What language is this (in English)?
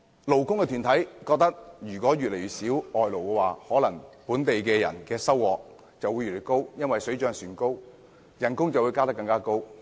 Cantonese